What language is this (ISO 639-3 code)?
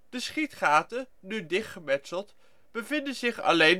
nld